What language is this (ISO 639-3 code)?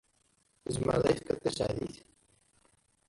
kab